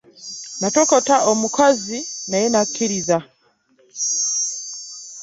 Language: Ganda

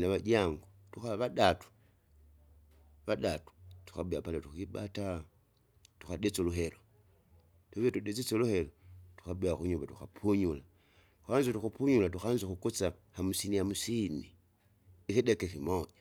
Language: Kinga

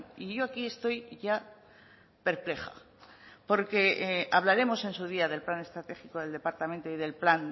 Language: Spanish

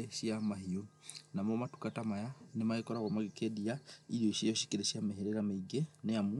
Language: Kikuyu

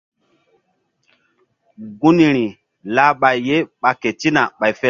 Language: Mbum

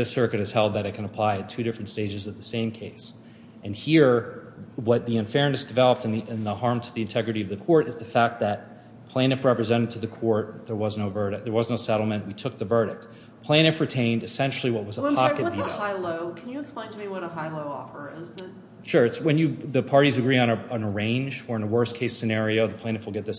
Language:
English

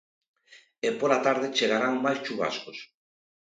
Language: Galician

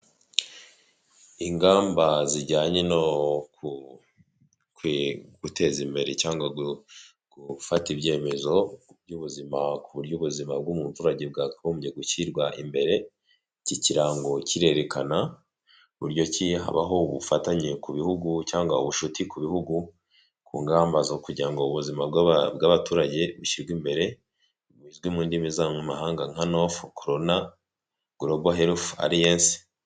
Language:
Kinyarwanda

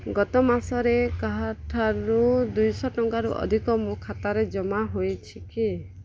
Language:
Odia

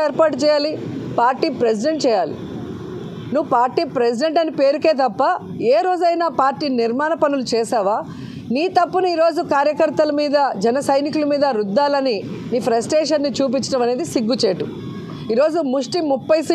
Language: Telugu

